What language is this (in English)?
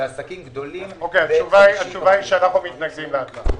Hebrew